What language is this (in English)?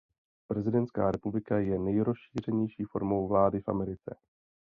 Czech